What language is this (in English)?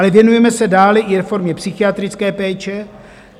Czech